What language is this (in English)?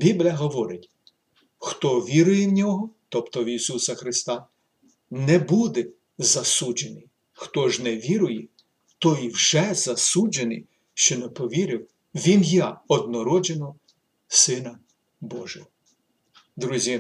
Ukrainian